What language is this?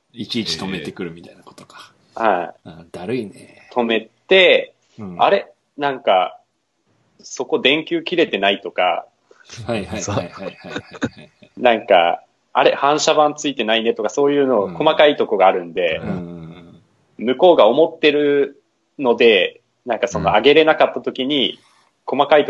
Japanese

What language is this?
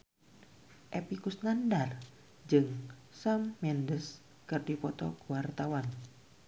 Sundanese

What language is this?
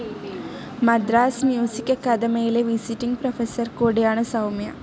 Malayalam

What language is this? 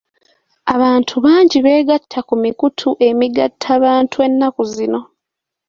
Ganda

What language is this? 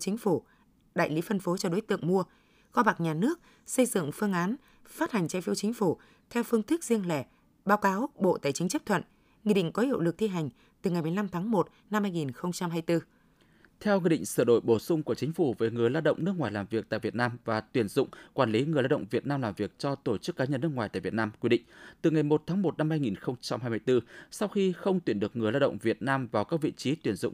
Vietnamese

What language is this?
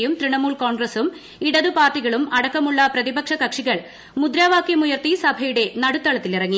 Malayalam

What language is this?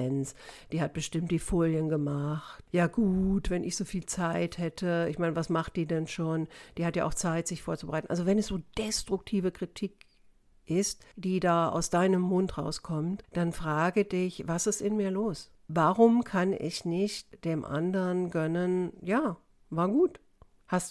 German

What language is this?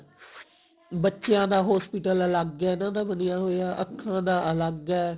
Punjabi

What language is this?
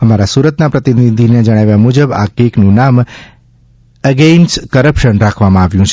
Gujarati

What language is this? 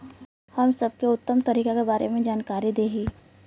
Bhojpuri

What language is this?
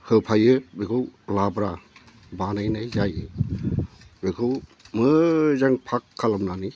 Bodo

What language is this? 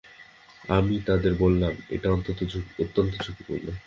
Bangla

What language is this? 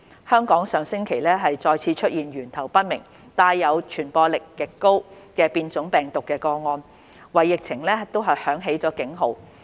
Cantonese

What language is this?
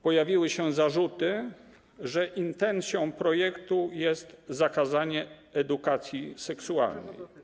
Polish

